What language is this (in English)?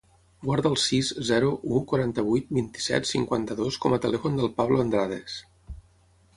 Catalan